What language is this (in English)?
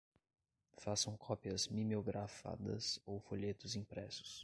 Portuguese